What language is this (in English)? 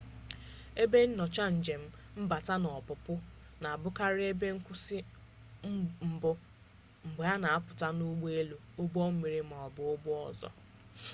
Igbo